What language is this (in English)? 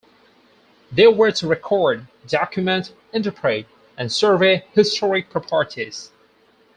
English